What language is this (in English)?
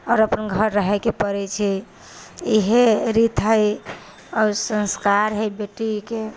Maithili